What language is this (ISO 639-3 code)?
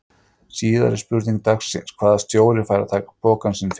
isl